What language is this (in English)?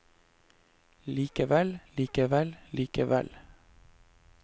Norwegian